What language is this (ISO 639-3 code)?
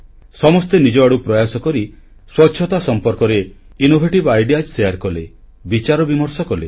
ori